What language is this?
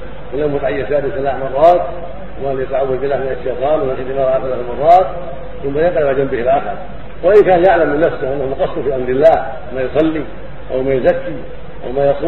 Arabic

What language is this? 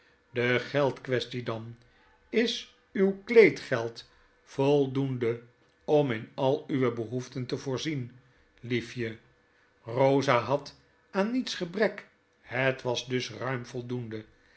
Dutch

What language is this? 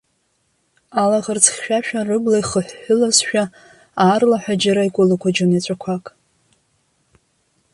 Abkhazian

